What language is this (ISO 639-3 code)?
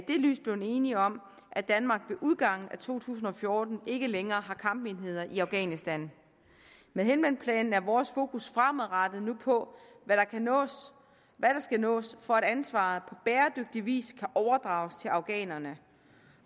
dan